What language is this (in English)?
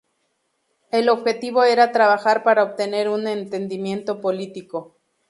Spanish